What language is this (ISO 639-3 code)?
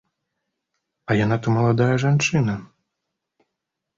bel